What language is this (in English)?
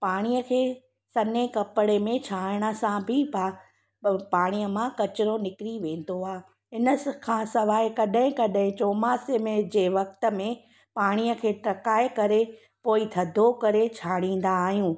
Sindhi